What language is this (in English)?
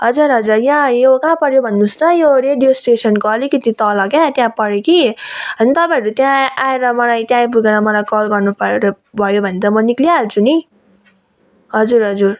Nepali